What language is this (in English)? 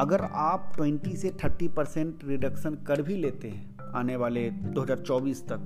Hindi